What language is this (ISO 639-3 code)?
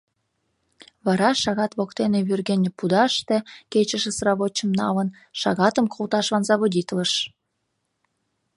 chm